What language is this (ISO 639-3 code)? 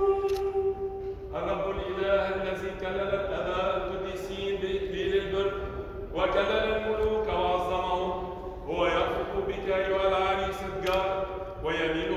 ara